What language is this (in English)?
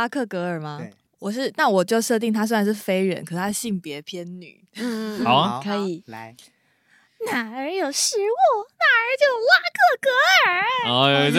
Chinese